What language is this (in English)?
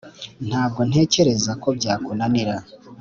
Kinyarwanda